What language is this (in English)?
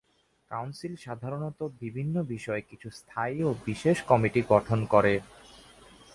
Bangla